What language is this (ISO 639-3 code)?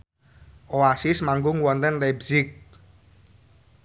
jav